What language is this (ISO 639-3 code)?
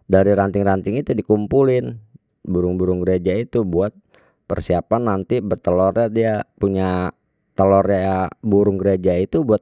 bew